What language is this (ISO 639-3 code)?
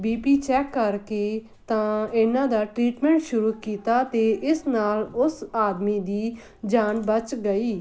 pan